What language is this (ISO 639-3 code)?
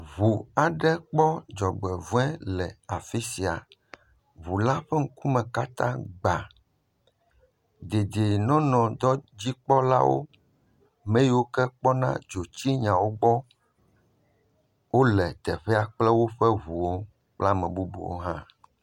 ewe